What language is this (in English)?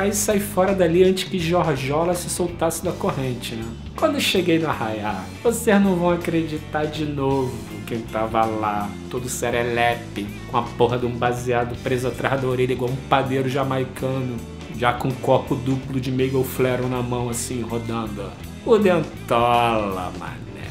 Portuguese